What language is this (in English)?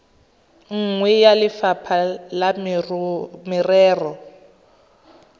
Tswana